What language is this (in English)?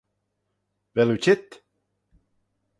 Manx